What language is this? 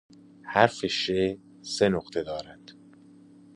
Persian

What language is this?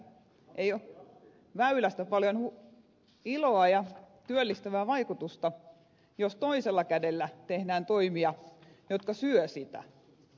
Finnish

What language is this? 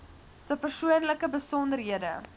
Afrikaans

